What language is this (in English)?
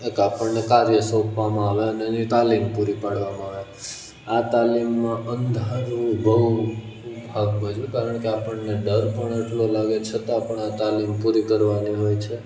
Gujarati